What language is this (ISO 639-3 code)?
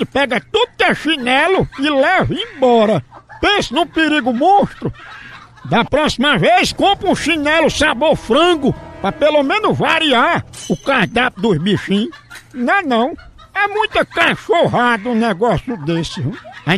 por